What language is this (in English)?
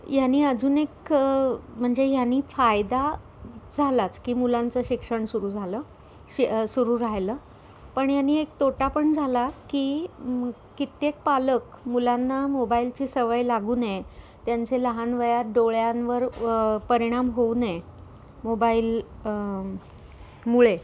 Marathi